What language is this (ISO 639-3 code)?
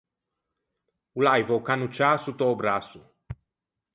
lij